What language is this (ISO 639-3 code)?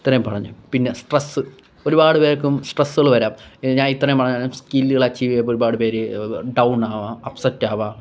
mal